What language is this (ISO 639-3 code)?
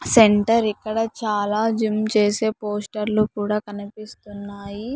tel